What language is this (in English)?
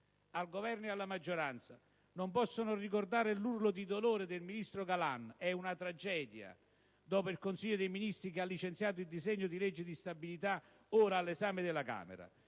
Italian